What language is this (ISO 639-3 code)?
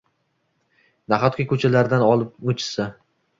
uzb